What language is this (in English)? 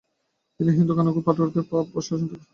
Bangla